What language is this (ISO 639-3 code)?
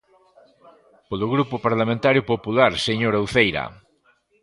glg